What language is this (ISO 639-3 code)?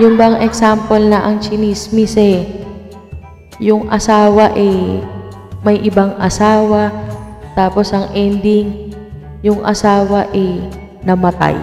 fil